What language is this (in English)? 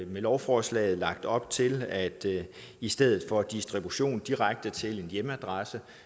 Danish